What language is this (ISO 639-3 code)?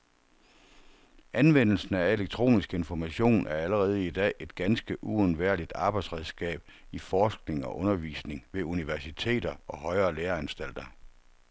dan